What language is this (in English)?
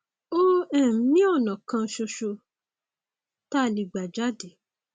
Yoruba